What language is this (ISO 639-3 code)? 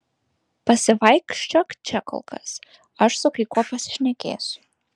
lit